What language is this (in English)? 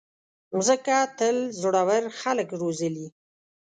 Pashto